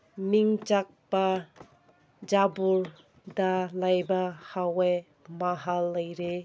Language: Manipuri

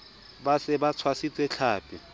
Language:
Southern Sotho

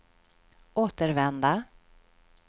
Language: Swedish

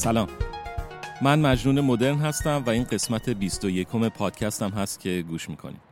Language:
Persian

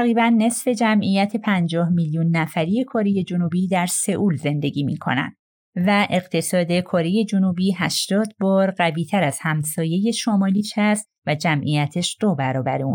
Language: Persian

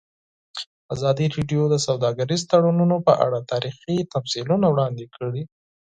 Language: Pashto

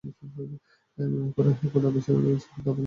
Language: Bangla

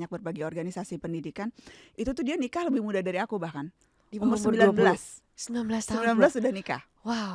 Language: Indonesian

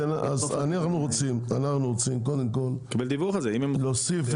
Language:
Hebrew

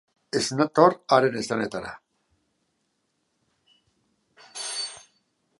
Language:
Basque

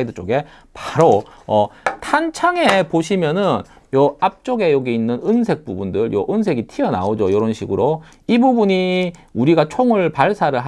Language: Korean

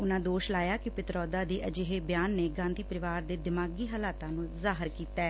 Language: Punjabi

